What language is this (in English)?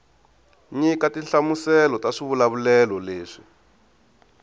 Tsonga